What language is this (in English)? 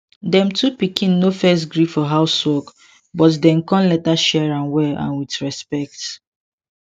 Nigerian Pidgin